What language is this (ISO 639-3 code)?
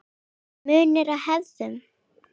isl